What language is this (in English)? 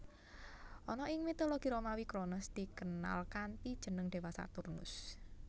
Javanese